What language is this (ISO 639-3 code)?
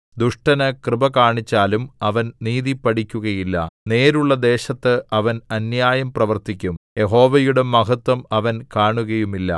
mal